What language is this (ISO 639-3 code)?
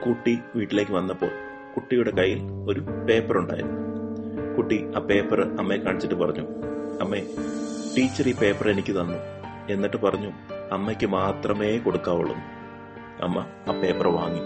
mal